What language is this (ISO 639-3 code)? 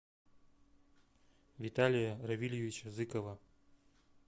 rus